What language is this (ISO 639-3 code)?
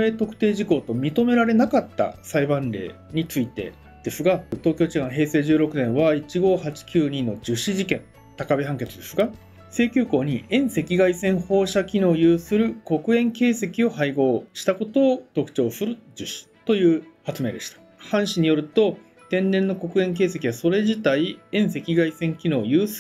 jpn